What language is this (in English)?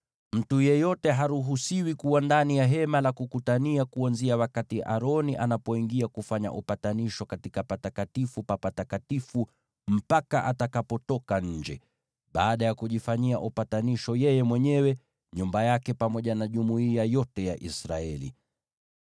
Swahili